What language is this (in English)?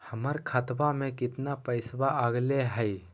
Magahi